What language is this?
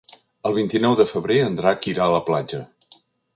Catalan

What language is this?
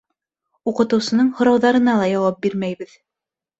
Bashkir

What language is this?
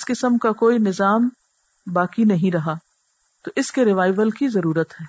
Urdu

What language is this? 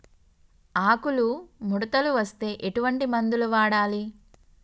Telugu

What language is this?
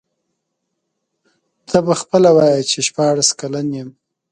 Pashto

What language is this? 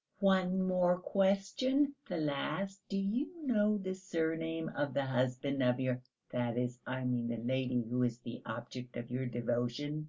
English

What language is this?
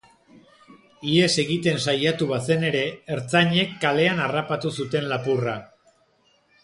Basque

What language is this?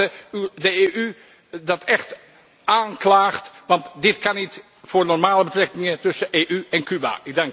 Dutch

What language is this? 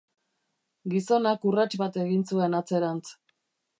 Basque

